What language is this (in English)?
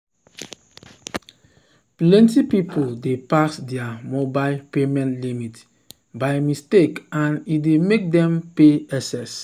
Nigerian Pidgin